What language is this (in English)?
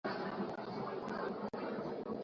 Swahili